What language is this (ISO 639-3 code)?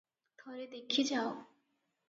ori